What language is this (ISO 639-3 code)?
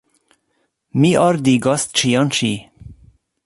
epo